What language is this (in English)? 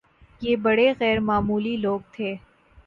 Urdu